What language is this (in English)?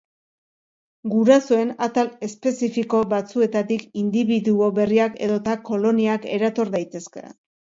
Basque